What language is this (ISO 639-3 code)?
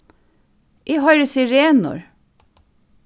fao